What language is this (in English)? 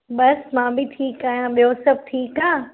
Sindhi